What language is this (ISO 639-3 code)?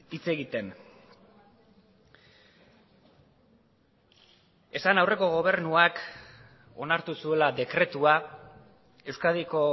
eus